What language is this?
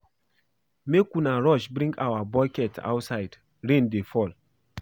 Nigerian Pidgin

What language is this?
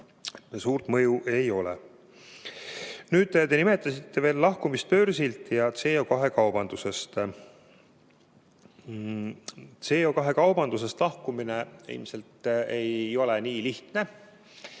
Estonian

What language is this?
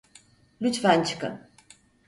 Turkish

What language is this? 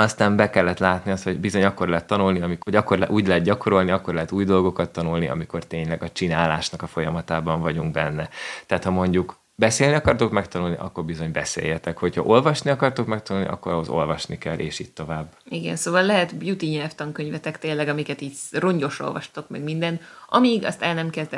Hungarian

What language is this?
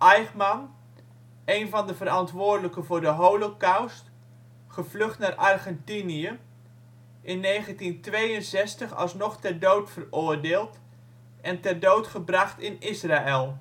Dutch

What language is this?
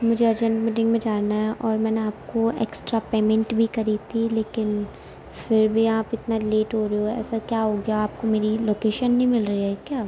Urdu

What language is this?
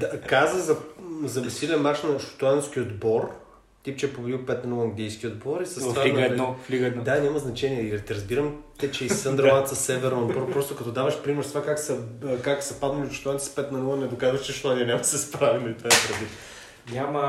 Bulgarian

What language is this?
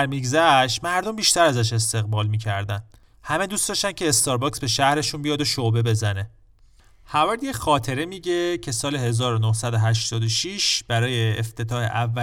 Persian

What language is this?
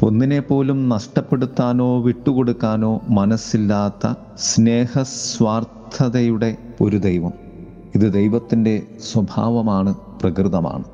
Malayalam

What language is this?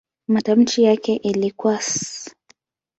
Swahili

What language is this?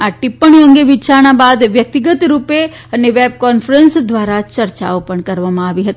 Gujarati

